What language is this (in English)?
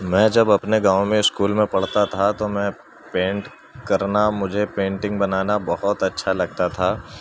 Urdu